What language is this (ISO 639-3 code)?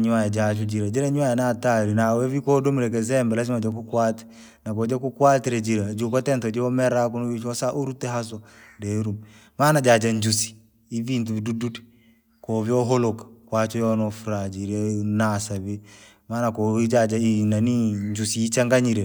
lag